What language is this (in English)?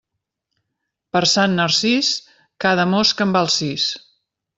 Catalan